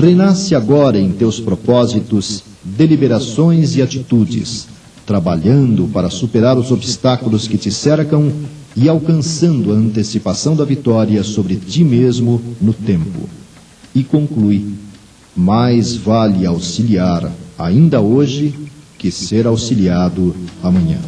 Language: Portuguese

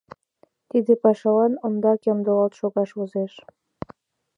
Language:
Mari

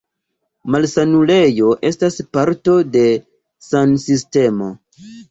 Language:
Esperanto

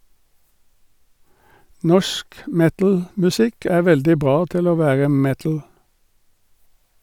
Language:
Norwegian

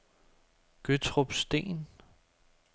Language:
Danish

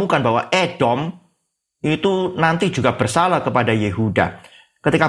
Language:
Indonesian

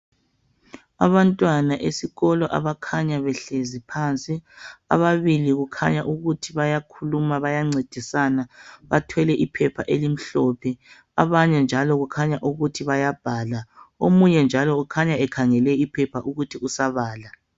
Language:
North Ndebele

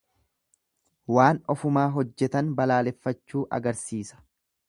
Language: Oromo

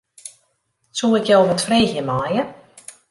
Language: Western Frisian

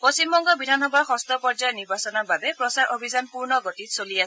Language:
Assamese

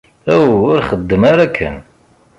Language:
Kabyle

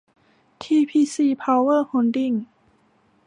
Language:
Thai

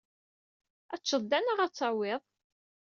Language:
Kabyle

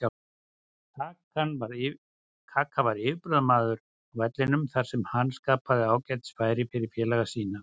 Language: Icelandic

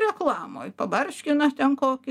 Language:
Lithuanian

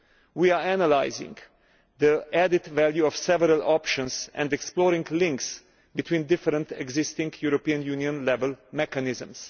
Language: English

